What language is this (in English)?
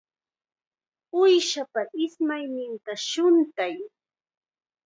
Chiquián Ancash Quechua